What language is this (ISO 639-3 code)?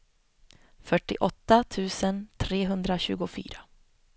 swe